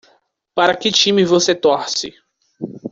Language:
Portuguese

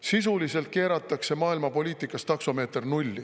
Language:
Estonian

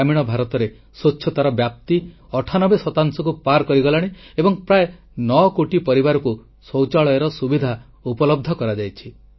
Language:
Odia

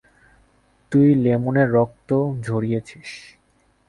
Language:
Bangla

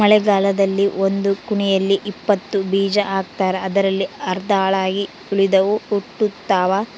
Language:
Kannada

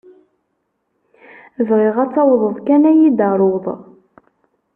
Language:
Kabyle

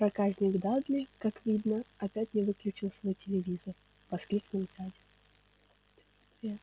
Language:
Russian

